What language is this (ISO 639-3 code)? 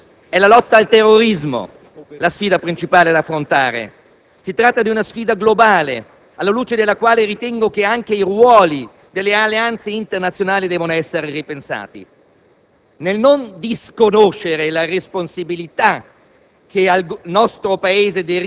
ita